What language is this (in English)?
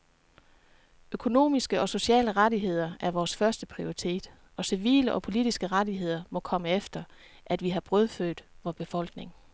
Danish